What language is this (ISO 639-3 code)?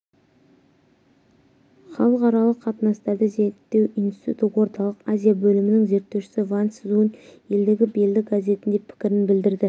kaz